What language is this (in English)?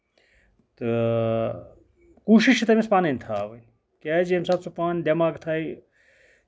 Kashmiri